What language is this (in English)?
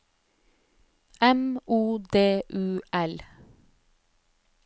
Norwegian